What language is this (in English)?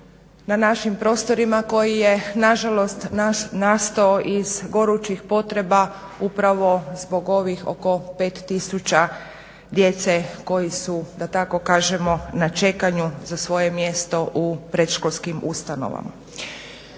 Croatian